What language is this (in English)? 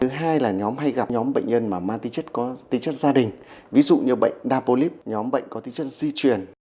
Vietnamese